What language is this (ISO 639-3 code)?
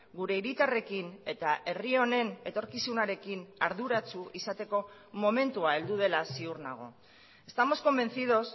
eus